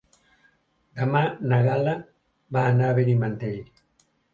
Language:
Catalan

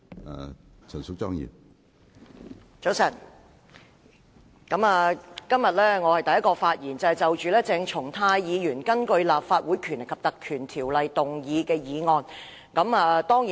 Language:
Cantonese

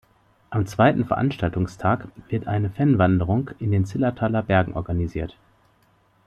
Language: German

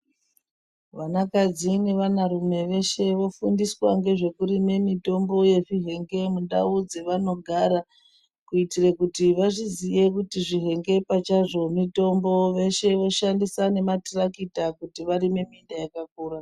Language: Ndau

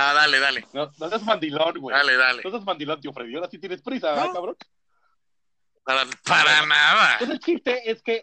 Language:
Spanish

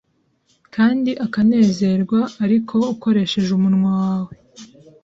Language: Kinyarwanda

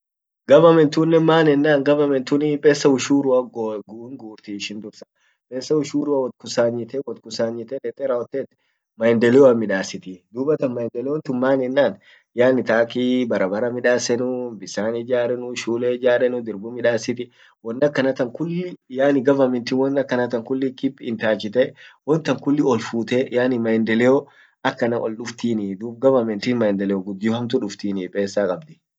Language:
Orma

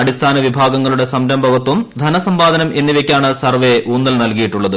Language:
Malayalam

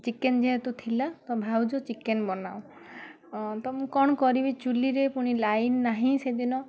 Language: Odia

